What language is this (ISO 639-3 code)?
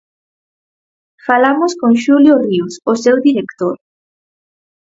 glg